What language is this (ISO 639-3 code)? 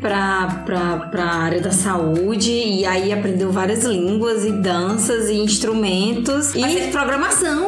por